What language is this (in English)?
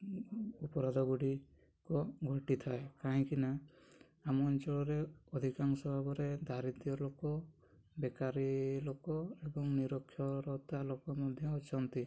Odia